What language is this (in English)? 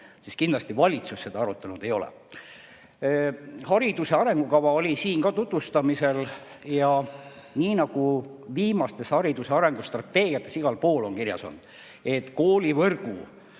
Estonian